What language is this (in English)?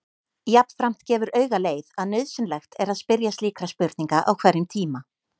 Icelandic